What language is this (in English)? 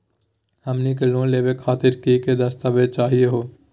Magahi